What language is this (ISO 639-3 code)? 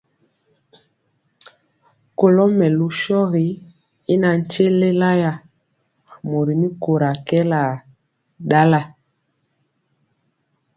mcx